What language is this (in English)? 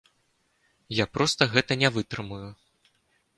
Belarusian